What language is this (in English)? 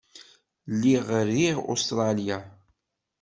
Kabyle